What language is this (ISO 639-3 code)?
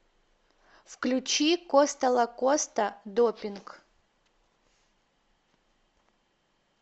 rus